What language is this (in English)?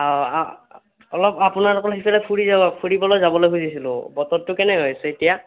Assamese